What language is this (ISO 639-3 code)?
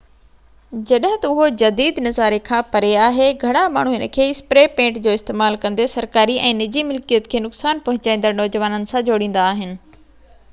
snd